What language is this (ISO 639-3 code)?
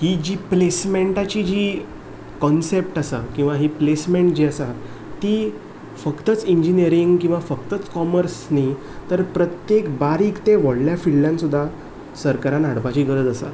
kok